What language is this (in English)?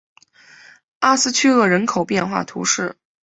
Chinese